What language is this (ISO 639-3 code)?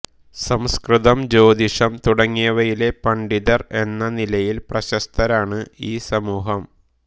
mal